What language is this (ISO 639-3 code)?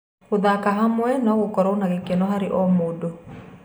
kik